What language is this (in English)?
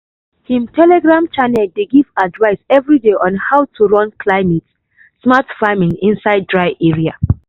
Nigerian Pidgin